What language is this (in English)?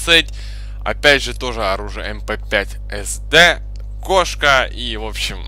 Russian